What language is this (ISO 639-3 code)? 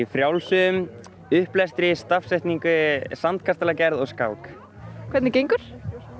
isl